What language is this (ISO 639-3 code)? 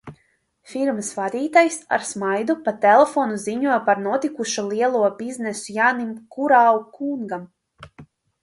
lav